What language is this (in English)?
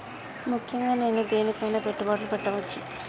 Telugu